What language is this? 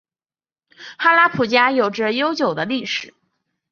Chinese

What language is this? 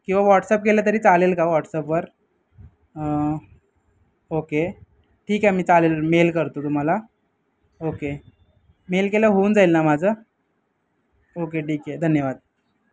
Marathi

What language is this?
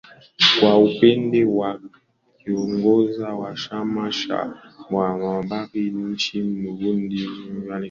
Swahili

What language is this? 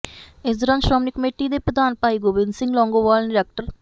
Punjabi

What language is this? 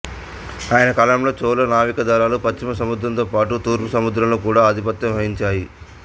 Telugu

